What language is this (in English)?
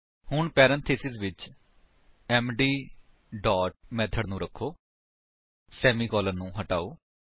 Punjabi